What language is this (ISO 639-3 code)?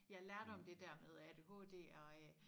dan